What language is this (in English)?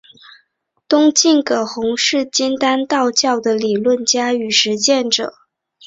Chinese